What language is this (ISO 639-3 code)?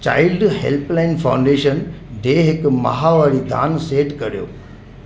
snd